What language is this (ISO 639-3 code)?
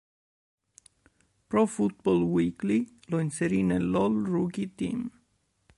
ita